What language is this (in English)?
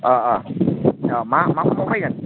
Bodo